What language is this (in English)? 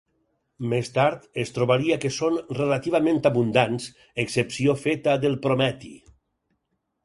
Catalan